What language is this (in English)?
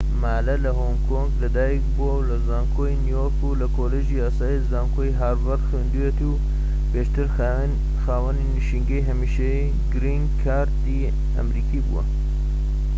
Central Kurdish